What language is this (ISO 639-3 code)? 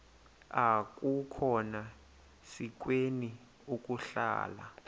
xho